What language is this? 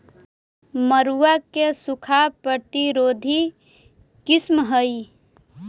Magahi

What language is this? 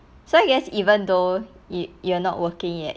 English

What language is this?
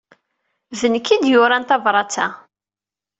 Kabyle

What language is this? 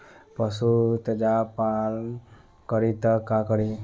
Bhojpuri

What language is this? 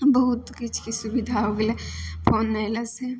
Maithili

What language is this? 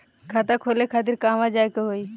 Bhojpuri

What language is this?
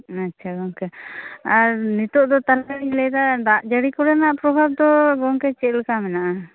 Santali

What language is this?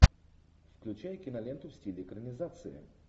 Russian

